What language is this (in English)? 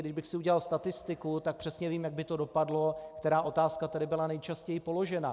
Czech